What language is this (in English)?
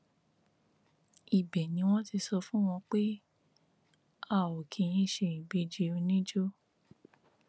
Yoruba